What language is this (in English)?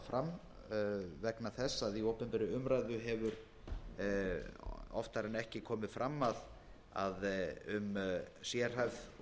Icelandic